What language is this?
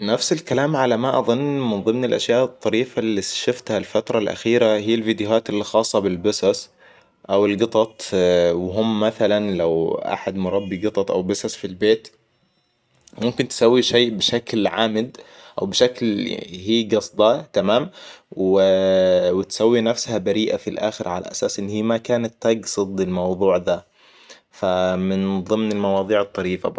Hijazi Arabic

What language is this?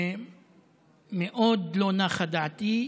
Hebrew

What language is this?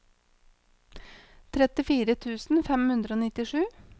Norwegian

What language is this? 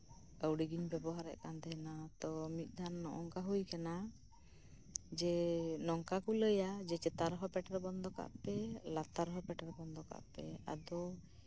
Santali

